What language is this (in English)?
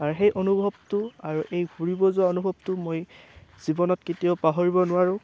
Assamese